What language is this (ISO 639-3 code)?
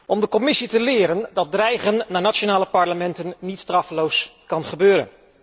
nld